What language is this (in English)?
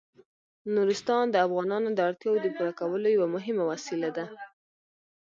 Pashto